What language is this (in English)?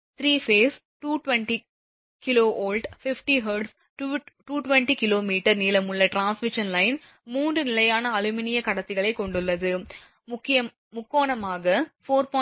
Tamil